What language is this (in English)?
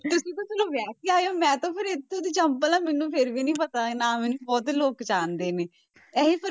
Punjabi